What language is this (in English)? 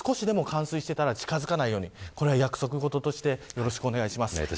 Japanese